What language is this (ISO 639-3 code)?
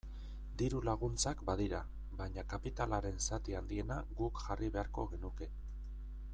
eus